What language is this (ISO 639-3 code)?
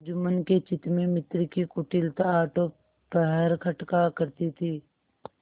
hin